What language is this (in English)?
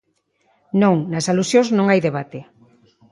Galician